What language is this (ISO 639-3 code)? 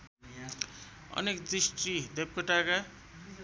nep